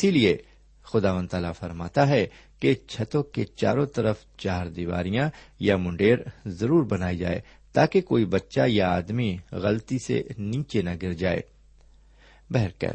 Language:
Urdu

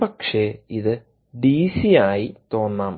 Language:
Malayalam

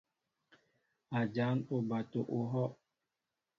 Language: Mbo (Cameroon)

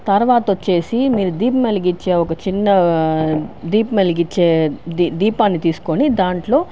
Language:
Telugu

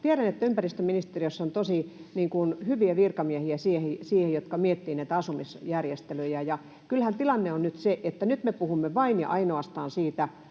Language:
Finnish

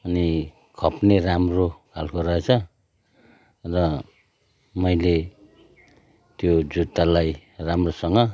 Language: Nepali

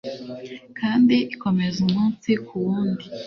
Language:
Kinyarwanda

